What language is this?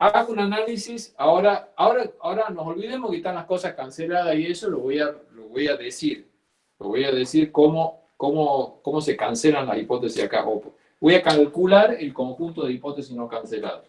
Spanish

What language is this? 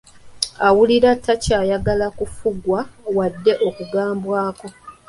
Ganda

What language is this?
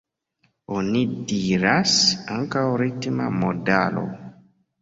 Esperanto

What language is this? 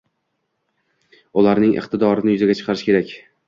Uzbek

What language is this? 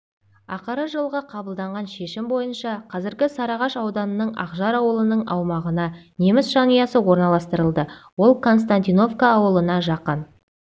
Kazakh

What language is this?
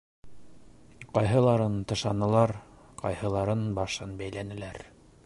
Bashkir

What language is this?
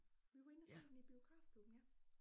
Danish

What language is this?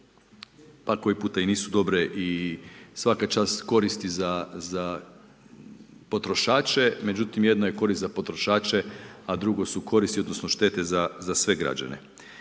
Croatian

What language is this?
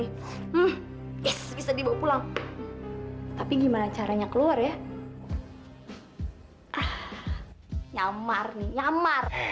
Indonesian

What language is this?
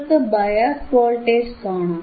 Malayalam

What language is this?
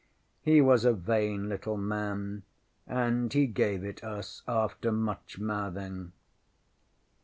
English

